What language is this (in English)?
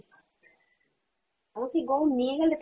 Bangla